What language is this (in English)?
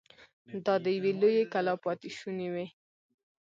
Pashto